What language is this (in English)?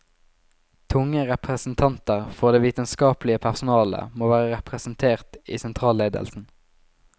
Norwegian